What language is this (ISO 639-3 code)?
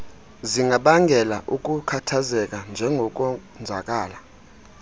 xho